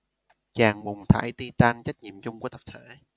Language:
Vietnamese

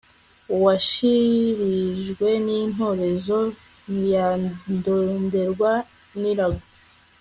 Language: Kinyarwanda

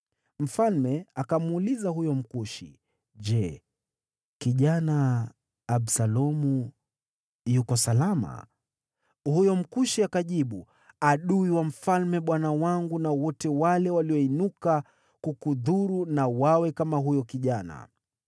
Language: Swahili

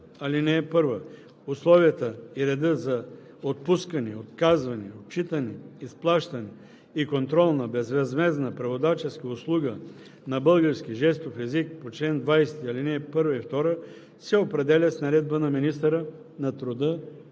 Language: Bulgarian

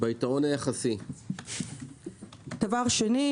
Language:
Hebrew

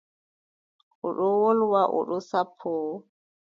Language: Adamawa Fulfulde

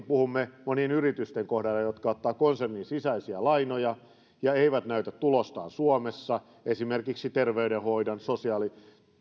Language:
Finnish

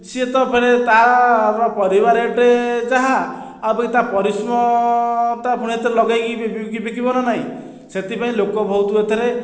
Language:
Odia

